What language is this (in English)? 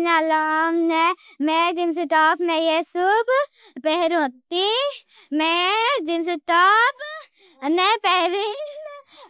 Bhili